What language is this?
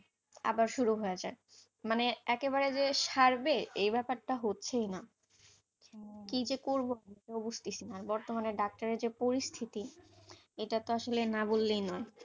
Bangla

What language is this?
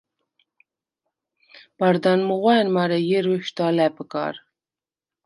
Svan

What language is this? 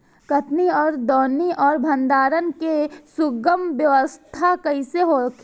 Bhojpuri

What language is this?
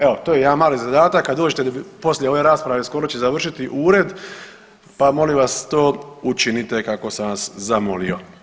Croatian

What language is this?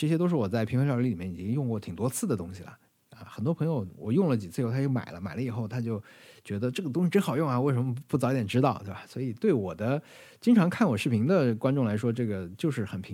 Chinese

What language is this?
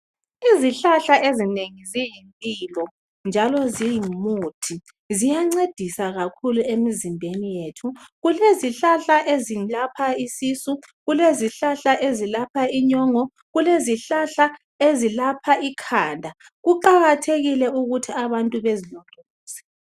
North Ndebele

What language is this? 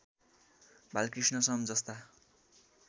Nepali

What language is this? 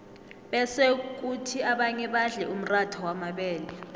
South Ndebele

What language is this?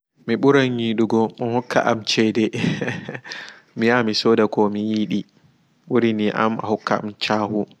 Fula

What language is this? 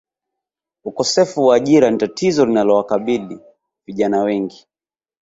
Swahili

